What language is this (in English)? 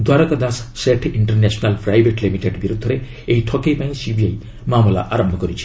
Odia